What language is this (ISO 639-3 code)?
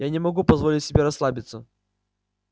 rus